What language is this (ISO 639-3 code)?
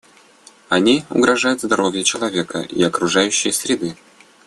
rus